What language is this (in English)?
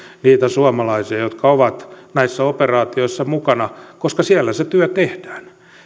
Finnish